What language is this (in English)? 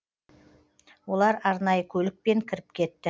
Kazakh